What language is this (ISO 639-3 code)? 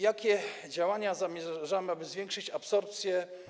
pol